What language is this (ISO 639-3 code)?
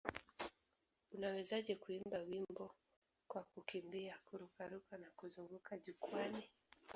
swa